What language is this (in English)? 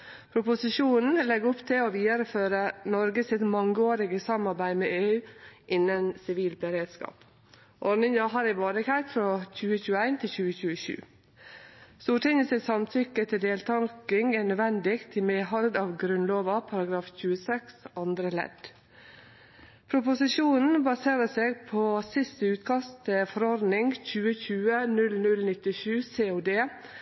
Norwegian Nynorsk